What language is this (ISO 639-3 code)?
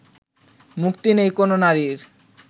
ben